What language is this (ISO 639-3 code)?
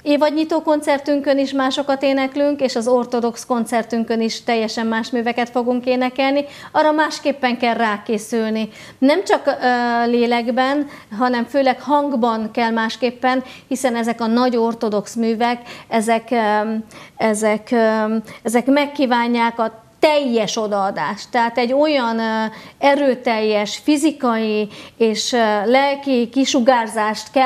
hun